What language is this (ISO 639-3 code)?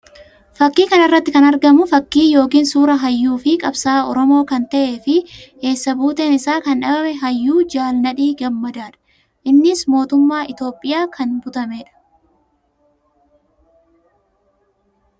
orm